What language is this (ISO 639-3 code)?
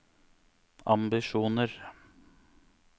nor